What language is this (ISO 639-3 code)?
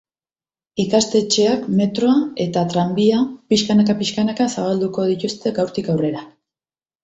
eus